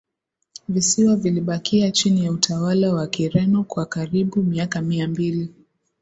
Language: Swahili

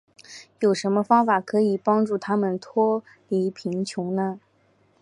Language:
Chinese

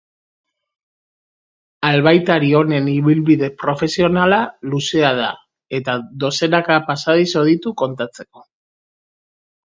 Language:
Basque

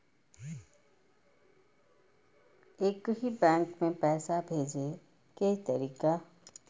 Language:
Maithili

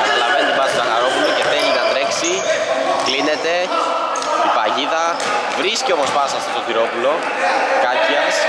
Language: Greek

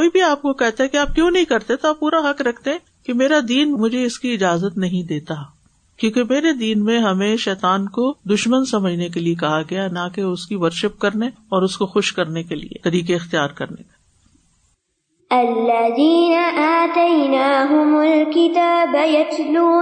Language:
Urdu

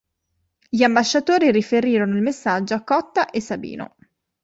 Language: Italian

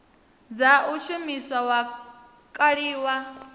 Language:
Venda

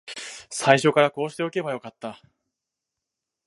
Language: Japanese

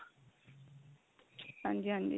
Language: Punjabi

